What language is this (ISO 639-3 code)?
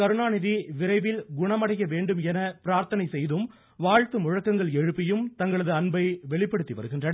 tam